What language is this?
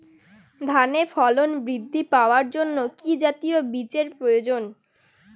Bangla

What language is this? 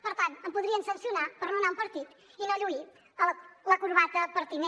Catalan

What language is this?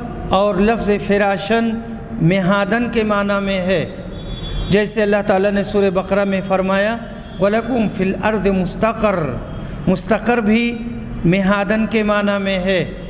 Hindi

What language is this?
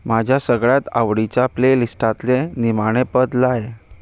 Konkani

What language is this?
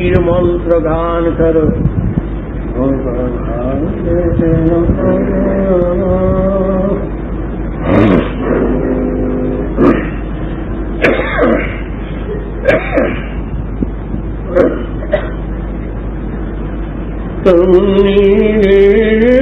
Turkish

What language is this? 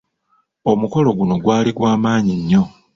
Ganda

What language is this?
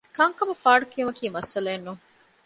Divehi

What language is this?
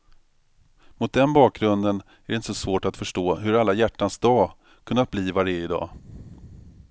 Swedish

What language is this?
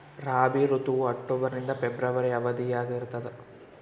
Kannada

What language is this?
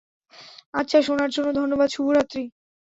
Bangla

